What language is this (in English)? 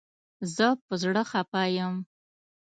Pashto